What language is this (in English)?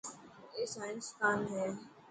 Dhatki